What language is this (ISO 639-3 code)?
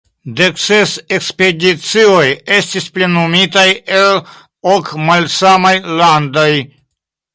epo